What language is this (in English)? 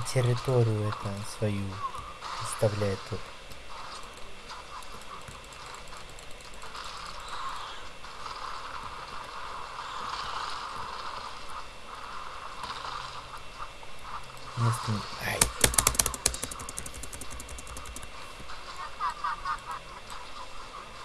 Russian